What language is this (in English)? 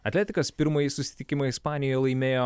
Lithuanian